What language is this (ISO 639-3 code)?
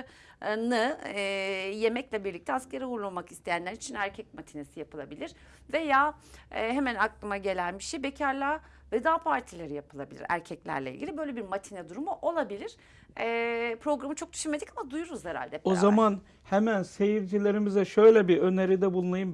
tur